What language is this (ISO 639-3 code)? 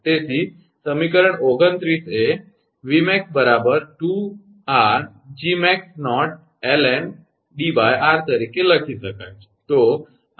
guj